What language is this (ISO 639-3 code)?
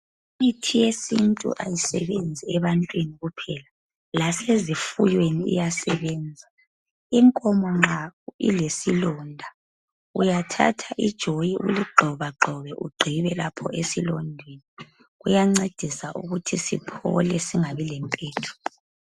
nde